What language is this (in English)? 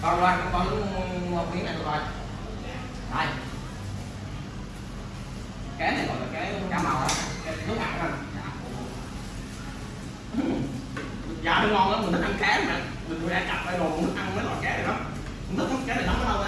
Vietnamese